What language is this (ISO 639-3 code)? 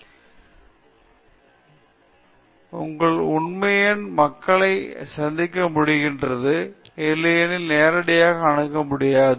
tam